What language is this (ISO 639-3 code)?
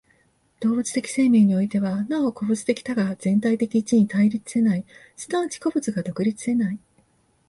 jpn